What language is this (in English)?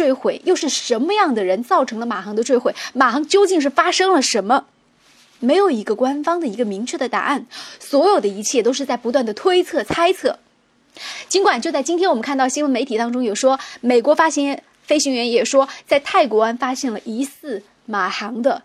Chinese